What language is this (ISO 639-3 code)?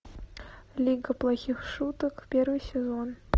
rus